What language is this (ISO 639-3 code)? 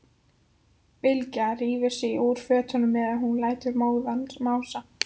isl